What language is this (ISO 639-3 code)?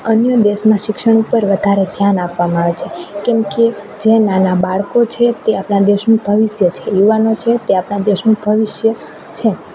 guj